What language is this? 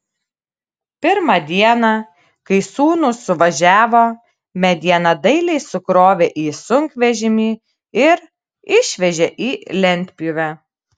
Lithuanian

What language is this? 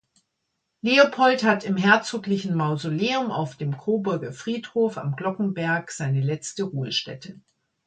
German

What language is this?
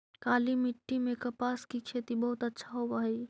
Magahi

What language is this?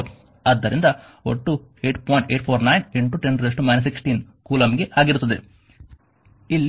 Kannada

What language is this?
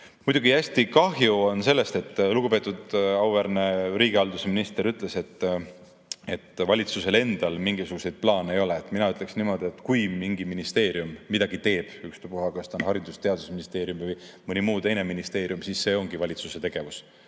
Estonian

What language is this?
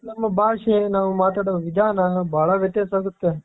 Kannada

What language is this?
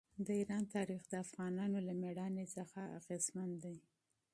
Pashto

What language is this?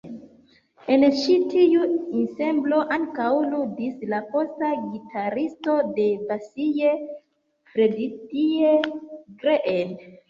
Esperanto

